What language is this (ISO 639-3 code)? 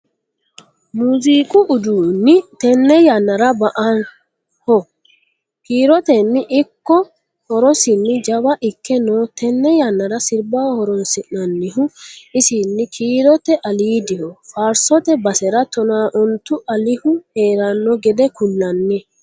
sid